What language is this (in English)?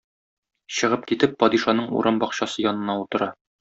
Tatar